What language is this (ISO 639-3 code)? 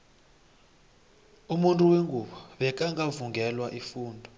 nbl